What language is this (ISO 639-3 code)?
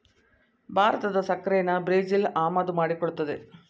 kan